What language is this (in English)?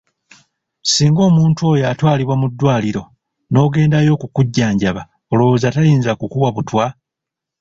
Ganda